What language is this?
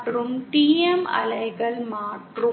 Tamil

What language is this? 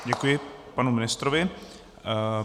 Czech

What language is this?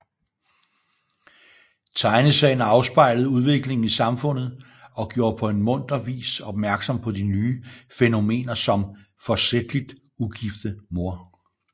Danish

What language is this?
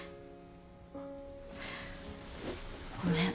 Japanese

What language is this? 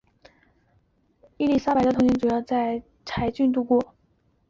Chinese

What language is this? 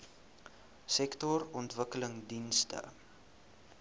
Afrikaans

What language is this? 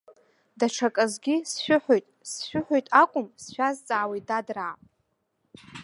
Abkhazian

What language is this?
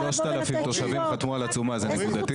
Hebrew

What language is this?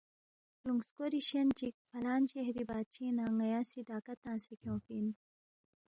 Balti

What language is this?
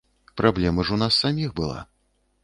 Belarusian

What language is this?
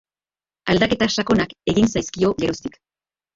Basque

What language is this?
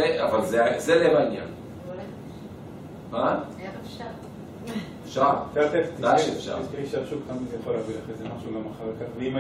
Hebrew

